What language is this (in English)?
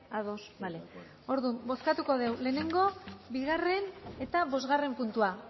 Basque